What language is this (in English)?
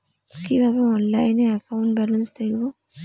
Bangla